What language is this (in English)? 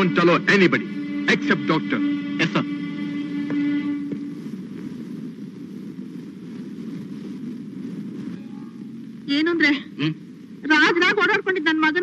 Kannada